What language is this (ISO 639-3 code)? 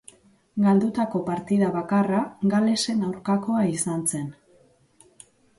eus